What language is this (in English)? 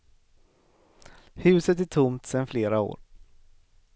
Swedish